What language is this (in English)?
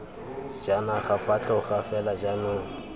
Tswana